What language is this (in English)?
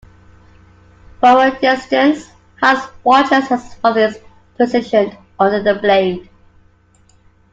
English